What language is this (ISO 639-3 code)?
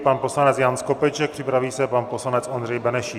ces